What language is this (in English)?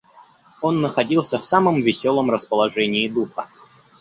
Russian